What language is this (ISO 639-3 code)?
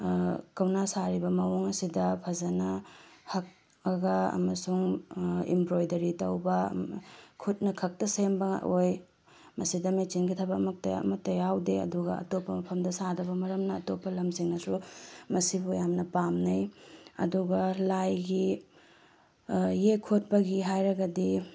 mni